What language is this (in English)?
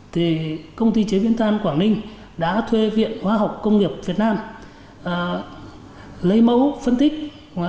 Vietnamese